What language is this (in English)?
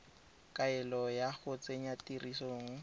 Tswana